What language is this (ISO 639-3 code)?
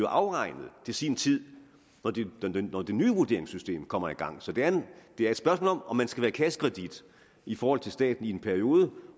dan